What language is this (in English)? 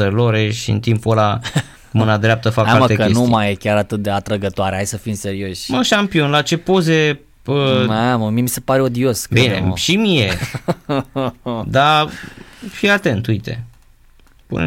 Romanian